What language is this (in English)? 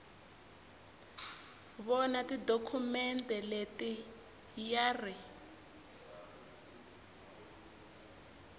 Tsonga